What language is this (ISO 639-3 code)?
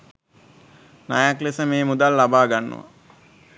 sin